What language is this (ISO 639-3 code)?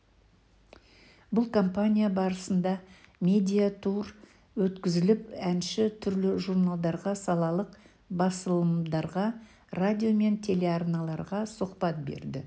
kaz